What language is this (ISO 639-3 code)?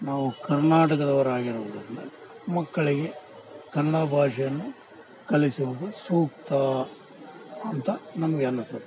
kan